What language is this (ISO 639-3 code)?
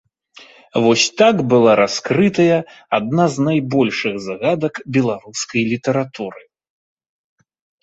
bel